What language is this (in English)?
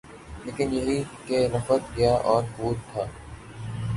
Urdu